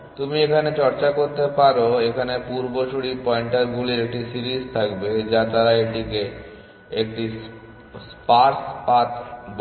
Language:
Bangla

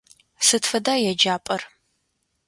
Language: Adyghe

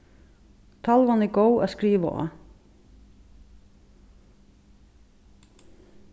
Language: Faroese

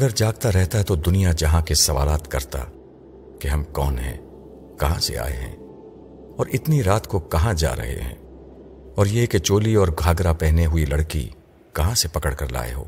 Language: Urdu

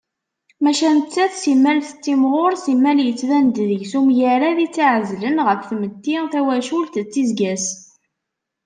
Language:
Kabyle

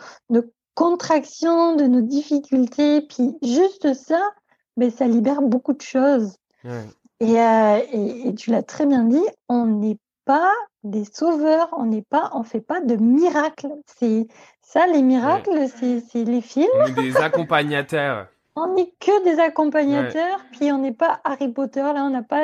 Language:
French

